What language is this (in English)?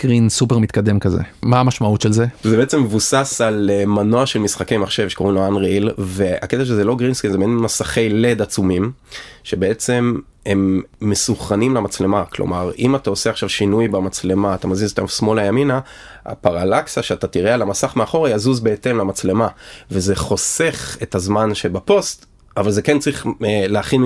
Hebrew